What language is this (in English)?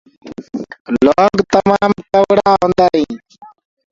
Gurgula